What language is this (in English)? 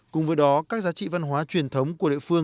Vietnamese